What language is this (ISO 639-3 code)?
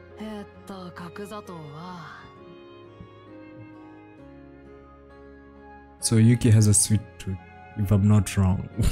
eng